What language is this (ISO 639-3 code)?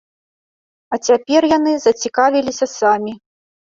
bel